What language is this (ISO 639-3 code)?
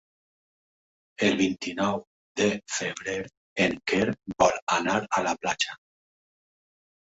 cat